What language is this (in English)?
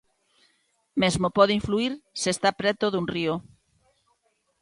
Galician